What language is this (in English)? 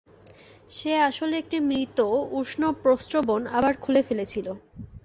Bangla